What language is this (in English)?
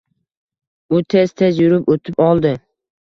Uzbek